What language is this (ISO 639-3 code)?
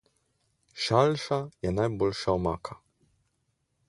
slv